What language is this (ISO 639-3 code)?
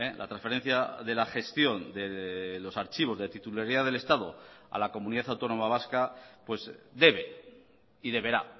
spa